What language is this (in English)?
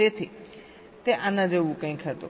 Gujarati